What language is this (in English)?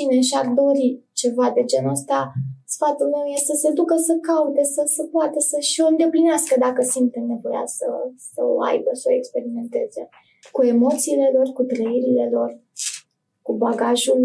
Romanian